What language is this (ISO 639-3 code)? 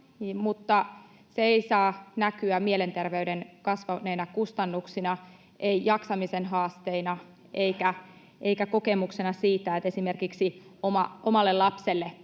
fin